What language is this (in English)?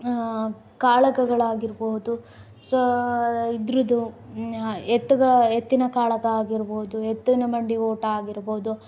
Kannada